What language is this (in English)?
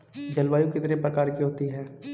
Hindi